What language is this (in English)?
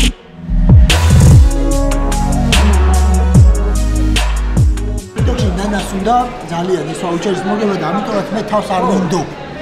Romanian